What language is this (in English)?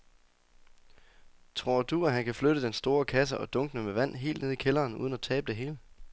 Danish